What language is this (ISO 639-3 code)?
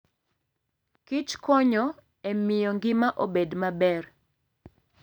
luo